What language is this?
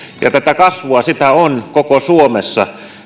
Finnish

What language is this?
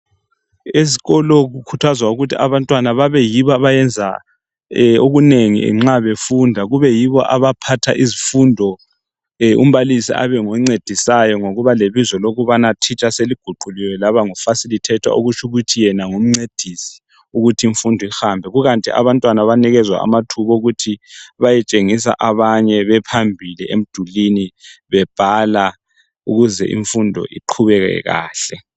North Ndebele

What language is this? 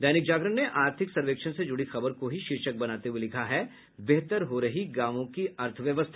Hindi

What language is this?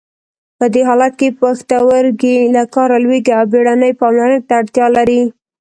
Pashto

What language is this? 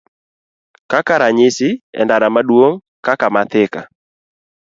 Luo (Kenya and Tanzania)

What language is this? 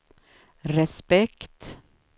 Swedish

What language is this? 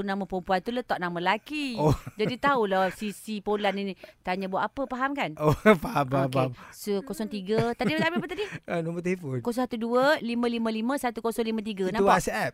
Malay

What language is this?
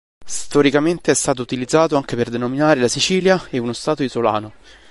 Italian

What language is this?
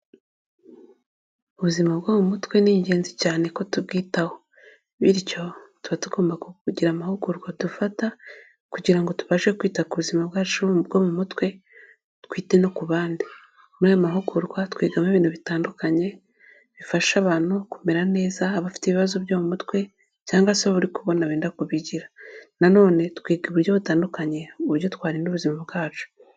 Kinyarwanda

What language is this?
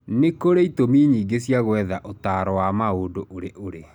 Kikuyu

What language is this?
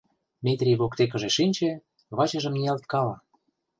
Mari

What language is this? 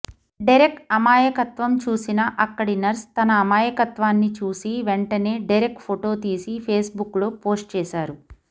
Telugu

